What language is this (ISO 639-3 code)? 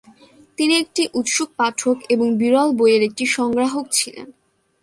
ben